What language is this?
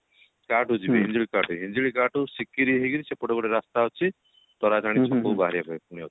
Odia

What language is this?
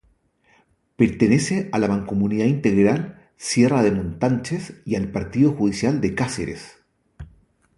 Spanish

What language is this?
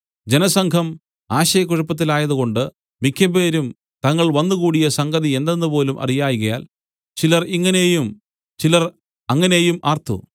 Malayalam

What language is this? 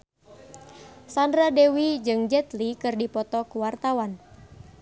Sundanese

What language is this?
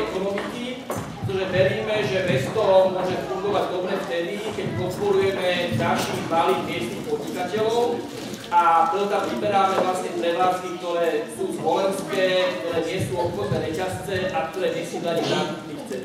Slovak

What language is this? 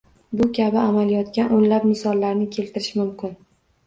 Uzbek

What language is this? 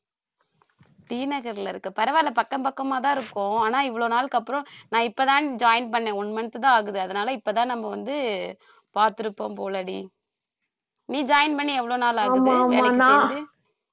Tamil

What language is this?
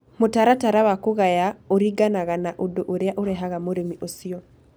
Kikuyu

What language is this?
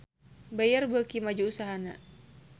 Sundanese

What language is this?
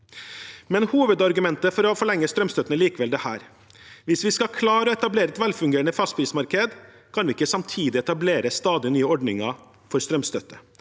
Norwegian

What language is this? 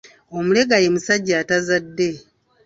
Ganda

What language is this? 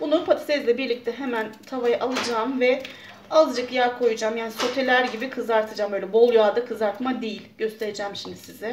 Turkish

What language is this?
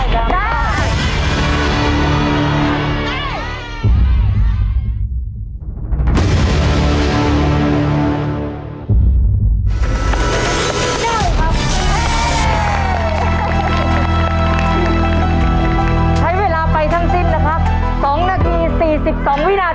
Thai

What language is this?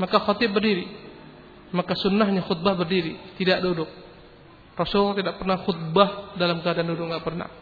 Malay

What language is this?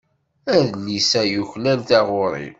Kabyle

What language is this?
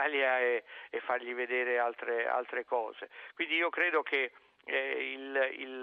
Italian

